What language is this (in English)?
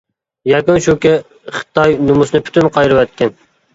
Uyghur